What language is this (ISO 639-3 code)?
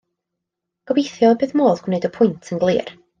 cym